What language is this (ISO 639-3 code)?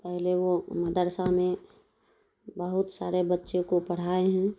urd